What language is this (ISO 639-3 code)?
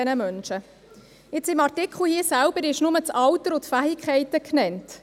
gsw